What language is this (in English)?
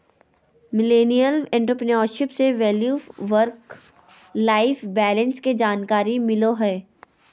Magahi